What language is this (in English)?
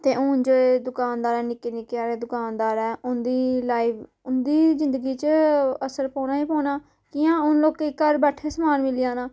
Dogri